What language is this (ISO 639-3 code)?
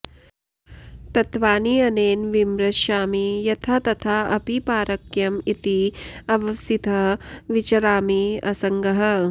san